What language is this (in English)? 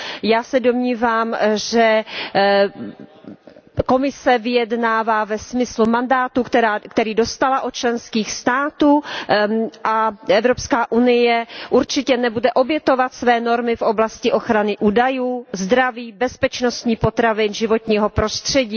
Czech